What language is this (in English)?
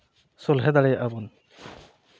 Santali